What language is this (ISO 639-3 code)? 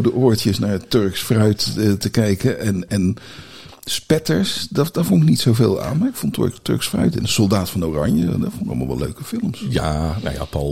nld